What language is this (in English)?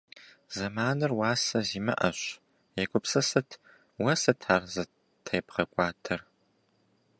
Kabardian